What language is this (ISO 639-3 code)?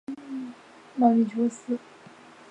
zho